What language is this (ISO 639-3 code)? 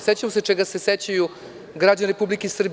srp